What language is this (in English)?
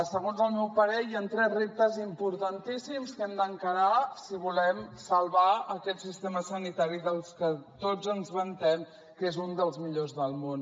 Catalan